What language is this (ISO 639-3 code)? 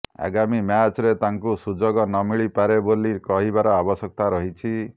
ori